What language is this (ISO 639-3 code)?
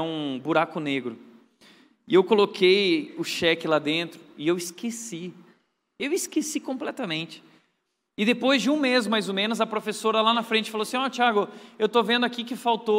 por